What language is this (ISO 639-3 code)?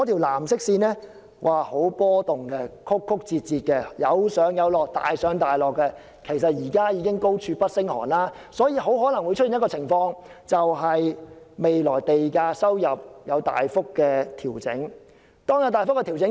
yue